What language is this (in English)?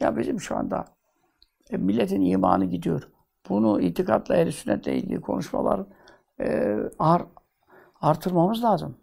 Turkish